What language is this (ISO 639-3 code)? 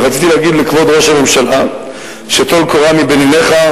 heb